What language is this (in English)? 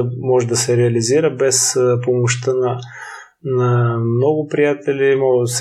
Bulgarian